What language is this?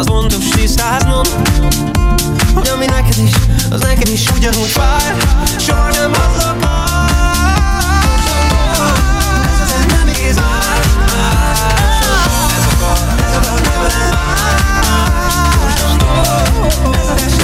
Hungarian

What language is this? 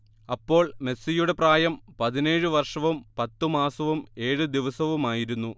Malayalam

